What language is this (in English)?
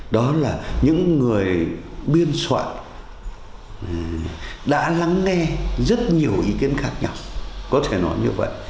Vietnamese